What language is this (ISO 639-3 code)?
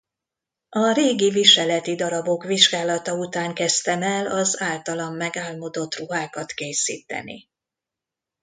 hun